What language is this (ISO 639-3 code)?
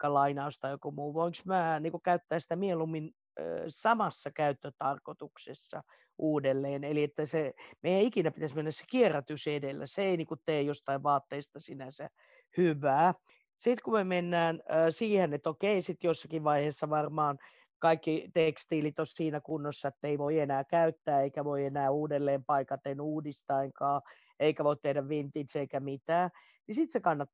fin